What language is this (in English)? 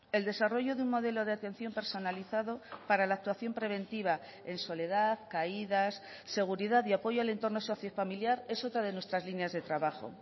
Spanish